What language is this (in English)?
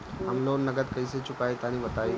Bhojpuri